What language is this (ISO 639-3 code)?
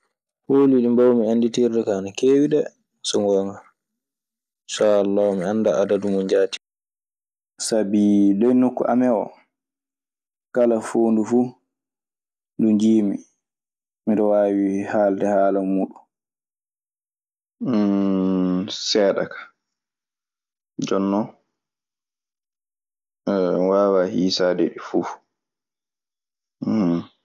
ffm